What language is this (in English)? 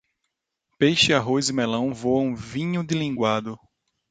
Portuguese